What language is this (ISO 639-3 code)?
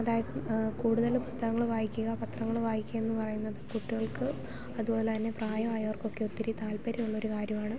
mal